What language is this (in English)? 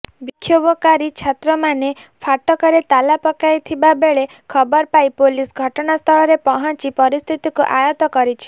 Odia